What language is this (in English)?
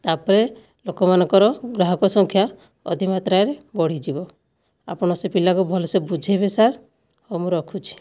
Odia